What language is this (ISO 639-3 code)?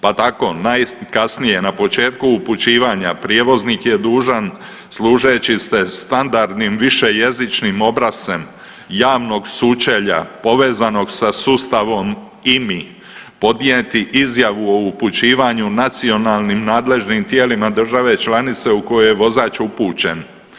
hrv